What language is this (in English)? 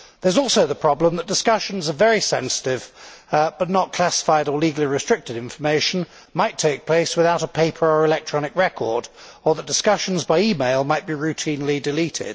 English